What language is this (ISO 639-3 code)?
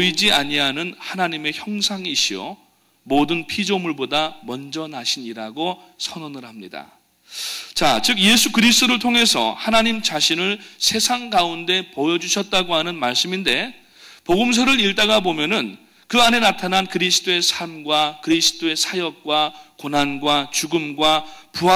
kor